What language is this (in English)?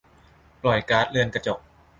Thai